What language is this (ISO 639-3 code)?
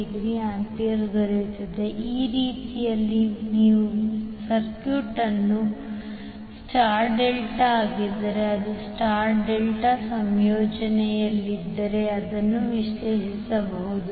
kan